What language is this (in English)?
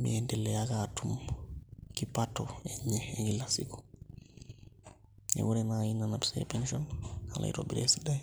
Masai